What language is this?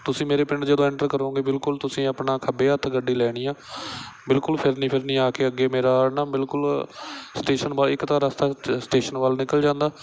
Punjabi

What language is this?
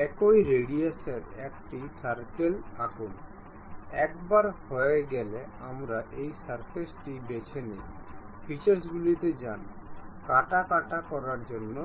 Bangla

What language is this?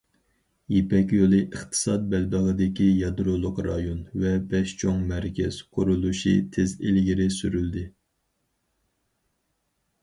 Uyghur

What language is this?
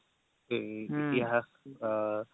Assamese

